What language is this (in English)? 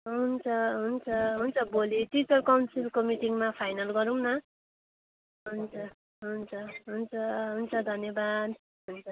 Nepali